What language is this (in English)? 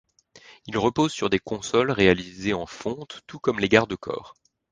French